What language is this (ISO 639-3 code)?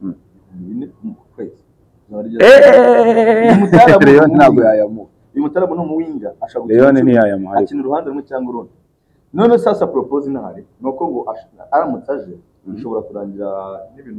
ara